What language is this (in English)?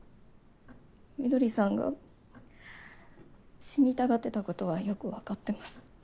Japanese